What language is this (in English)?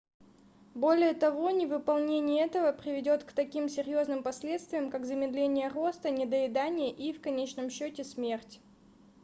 Russian